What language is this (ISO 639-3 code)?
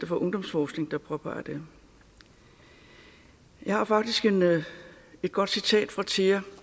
dan